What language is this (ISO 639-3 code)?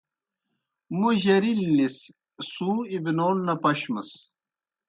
plk